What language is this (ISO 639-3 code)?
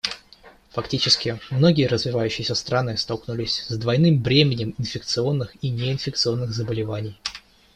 rus